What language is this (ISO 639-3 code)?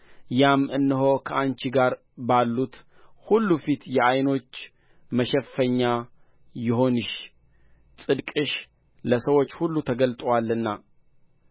amh